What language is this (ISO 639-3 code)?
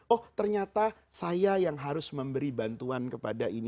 ind